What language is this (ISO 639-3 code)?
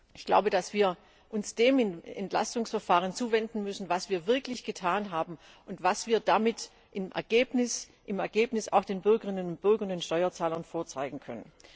deu